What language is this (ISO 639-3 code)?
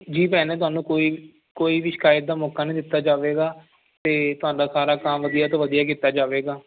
pan